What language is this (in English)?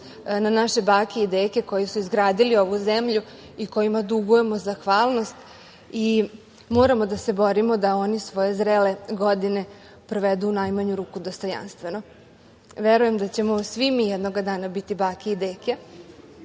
Serbian